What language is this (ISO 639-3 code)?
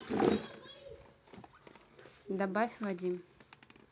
rus